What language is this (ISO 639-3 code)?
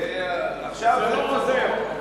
heb